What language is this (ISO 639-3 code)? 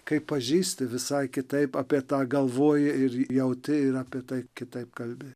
lit